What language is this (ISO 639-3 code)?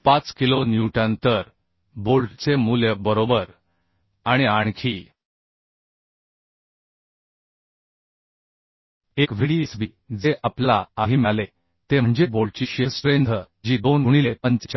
mar